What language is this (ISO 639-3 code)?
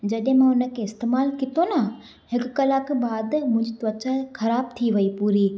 snd